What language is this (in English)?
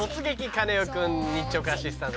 Japanese